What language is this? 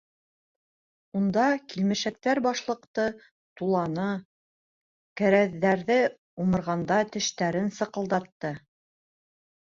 Bashkir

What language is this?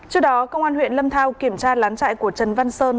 Vietnamese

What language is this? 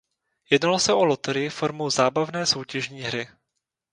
Czech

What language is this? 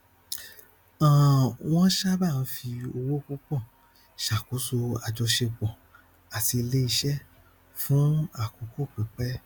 Yoruba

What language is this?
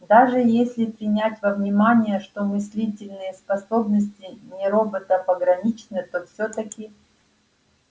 Russian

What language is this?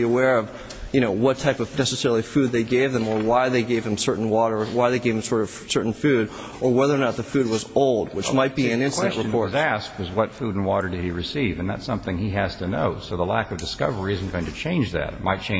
English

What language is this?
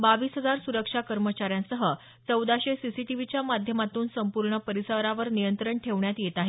Marathi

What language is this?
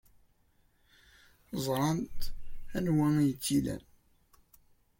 Kabyle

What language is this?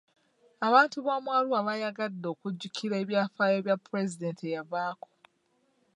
Ganda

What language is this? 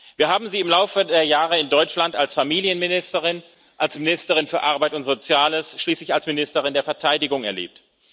German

